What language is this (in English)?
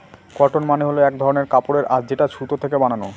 Bangla